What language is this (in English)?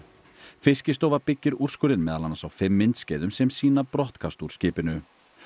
Icelandic